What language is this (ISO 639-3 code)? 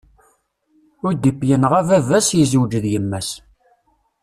kab